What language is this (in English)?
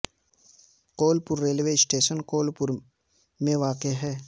Urdu